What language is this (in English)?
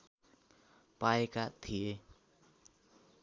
Nepali